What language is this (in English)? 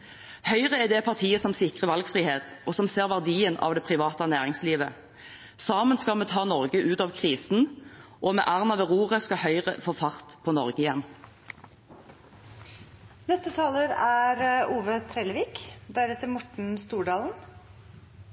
Norwegian